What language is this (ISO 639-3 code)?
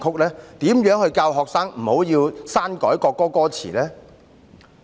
yue